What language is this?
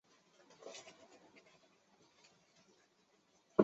Chinese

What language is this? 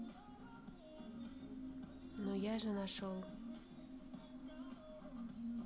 Russian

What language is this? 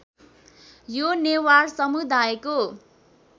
Nepali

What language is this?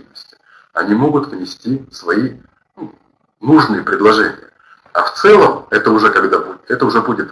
Russian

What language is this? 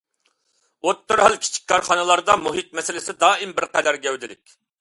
Uyghur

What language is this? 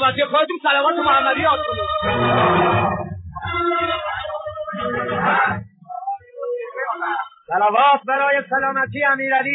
Persian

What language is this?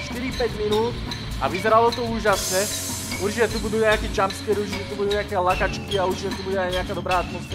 Czech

